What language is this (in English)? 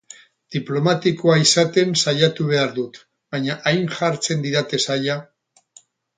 Basque